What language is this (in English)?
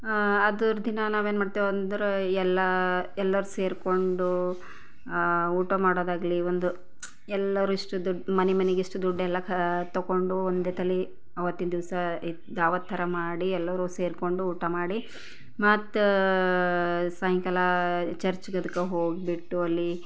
Kannada